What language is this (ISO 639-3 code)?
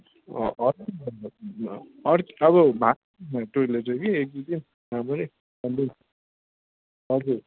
nep